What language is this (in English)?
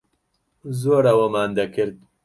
Central Kurdish